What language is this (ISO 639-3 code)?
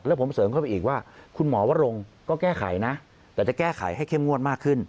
tha